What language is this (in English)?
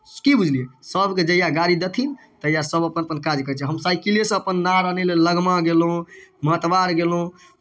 Maithili